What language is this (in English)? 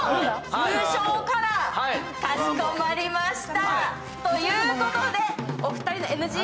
Japanese